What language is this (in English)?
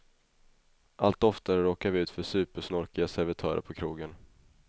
Swedish